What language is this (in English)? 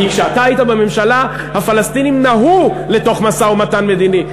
Hebrew